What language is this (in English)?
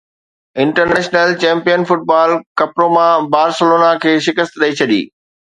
Sindhi